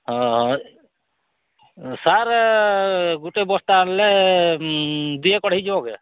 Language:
Odia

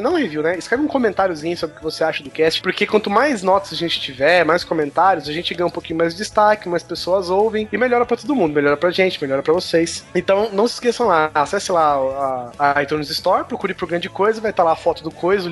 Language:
Portuguese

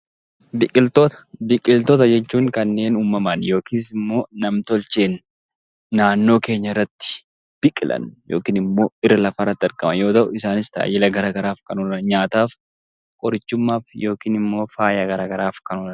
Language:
Oromo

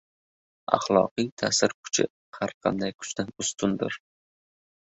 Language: Uzbek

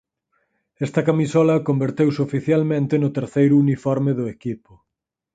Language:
Galician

